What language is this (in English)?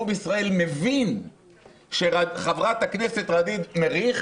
Hebrew